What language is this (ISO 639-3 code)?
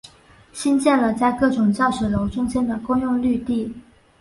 zho